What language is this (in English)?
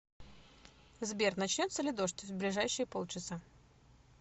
Russian